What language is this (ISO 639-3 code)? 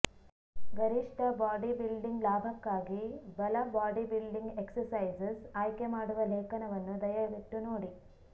kan